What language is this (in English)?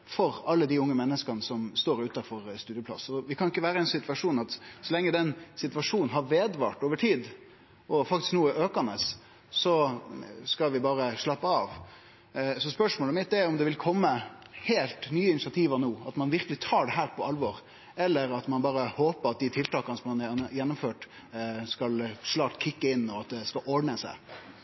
Norwegian Nynorsk